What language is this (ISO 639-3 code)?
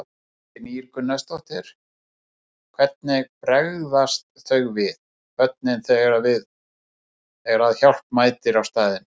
isl